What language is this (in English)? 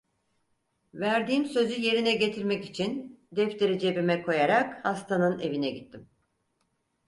Turkish